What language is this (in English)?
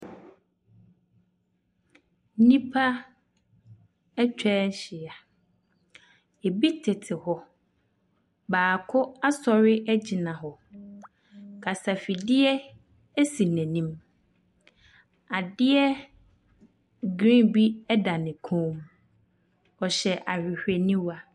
Akan